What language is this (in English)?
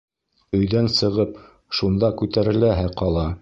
Bashkir